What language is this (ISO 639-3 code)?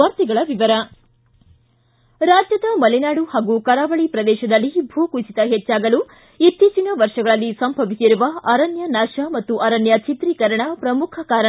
kan